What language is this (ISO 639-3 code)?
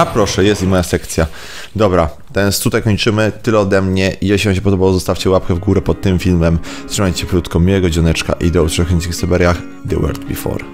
pol